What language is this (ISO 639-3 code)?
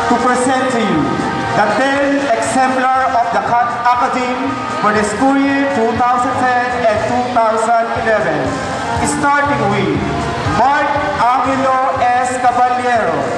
eng